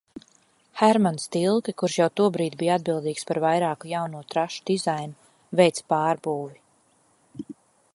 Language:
Latvian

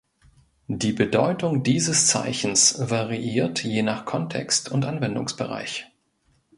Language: German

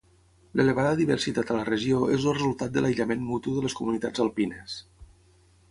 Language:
Catalan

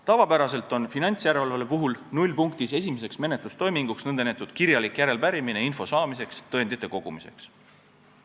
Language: Estonian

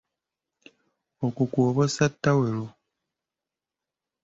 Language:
Ganda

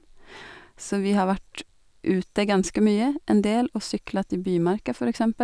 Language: Norwegian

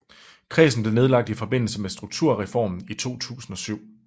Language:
Danish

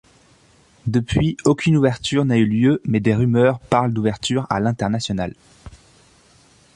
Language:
French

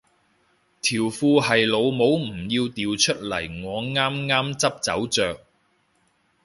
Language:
Cantonese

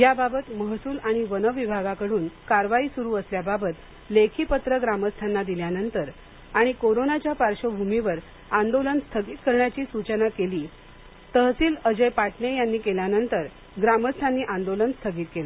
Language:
Marathi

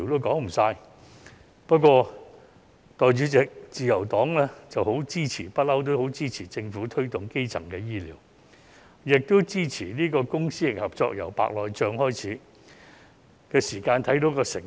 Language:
Cantonese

